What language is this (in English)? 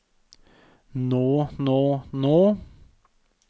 Norwegian